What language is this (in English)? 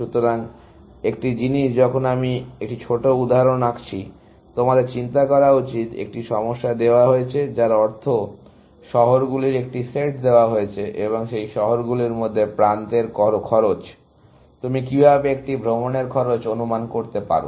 Bangla